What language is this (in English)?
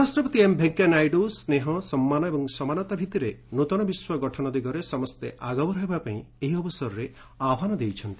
Odia